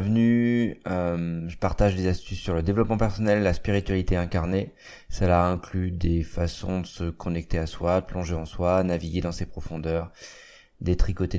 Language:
French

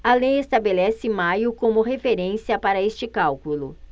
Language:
Portuguese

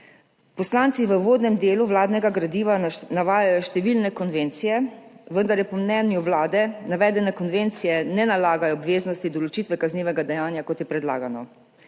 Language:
Slovenian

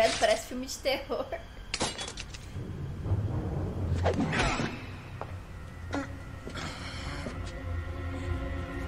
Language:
Portuguese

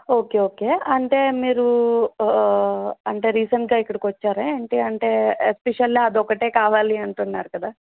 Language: Telugu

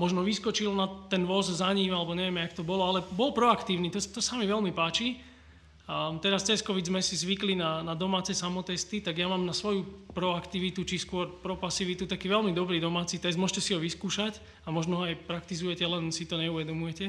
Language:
Slovak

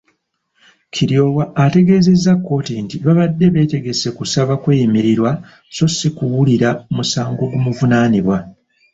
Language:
Ganda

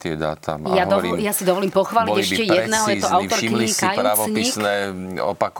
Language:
Slovak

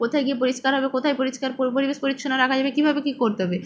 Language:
Bangla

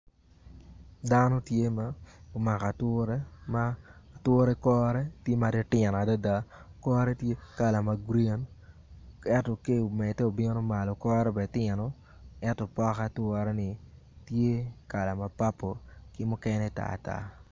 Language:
Acoli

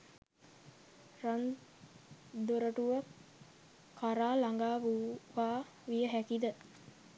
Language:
Sinhala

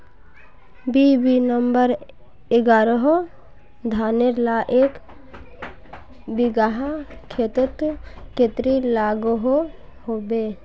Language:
Magahi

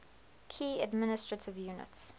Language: English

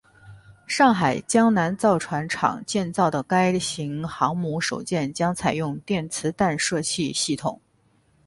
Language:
Chinese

